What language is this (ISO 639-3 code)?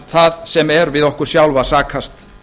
isl